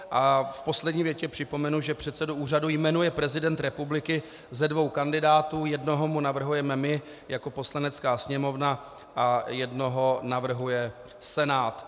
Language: Czech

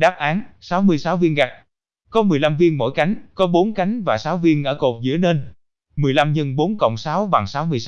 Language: Vietnamese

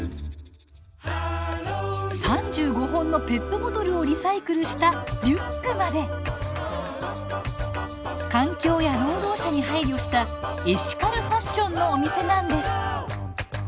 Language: Japanese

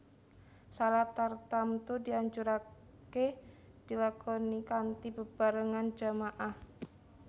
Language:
Javanese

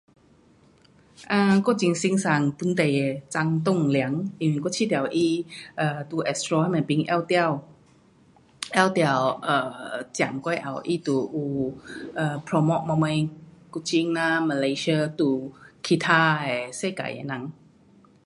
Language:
Pu-Xian Chinese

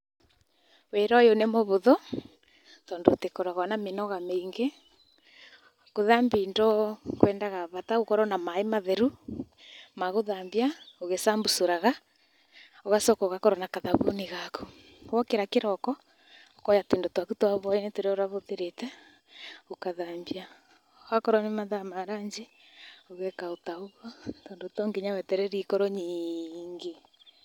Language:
Kikuyu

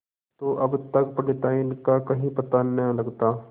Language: Hindi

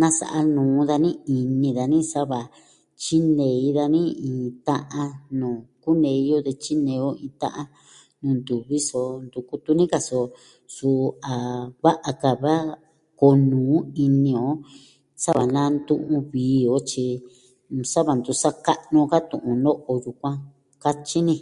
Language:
Southwestern Tlaxiaco Mixtec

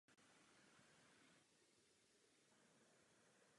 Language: Czech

